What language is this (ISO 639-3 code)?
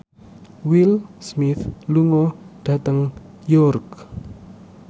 jav